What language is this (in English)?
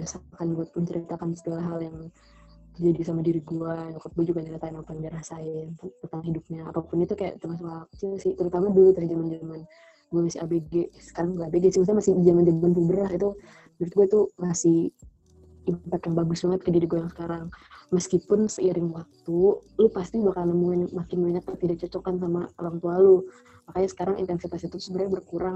Indonesian